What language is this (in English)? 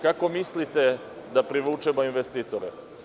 Serbian